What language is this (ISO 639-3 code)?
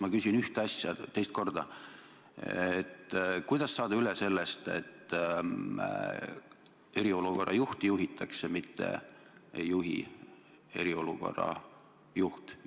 est